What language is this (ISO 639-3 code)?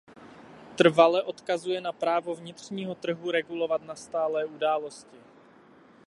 ces